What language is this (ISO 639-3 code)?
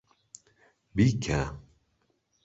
ckb